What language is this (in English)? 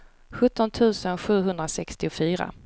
Swedish